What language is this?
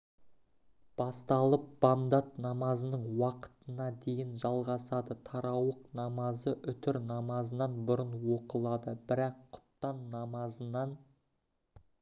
Kazakh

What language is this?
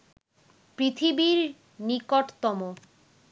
Bangla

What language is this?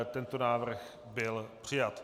Czech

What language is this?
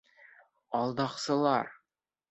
Bashkir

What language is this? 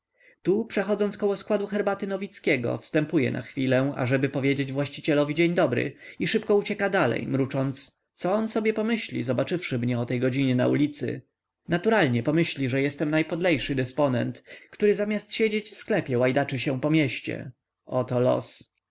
Polish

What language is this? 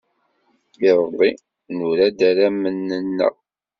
Kabyle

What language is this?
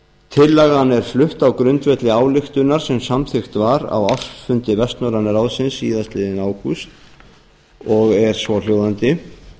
Icelandic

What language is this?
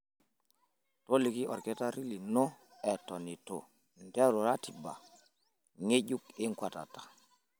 Masai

